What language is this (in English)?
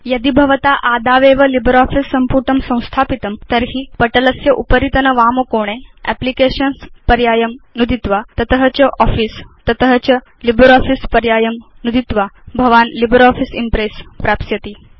Sanskrit